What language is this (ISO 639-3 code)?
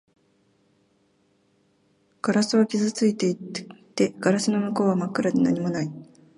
jpn